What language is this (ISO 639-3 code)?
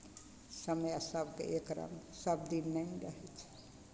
mai